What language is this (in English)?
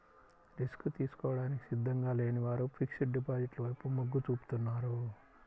Telugu